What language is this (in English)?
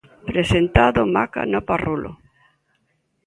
Galician